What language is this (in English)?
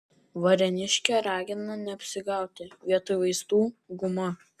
Lithuanian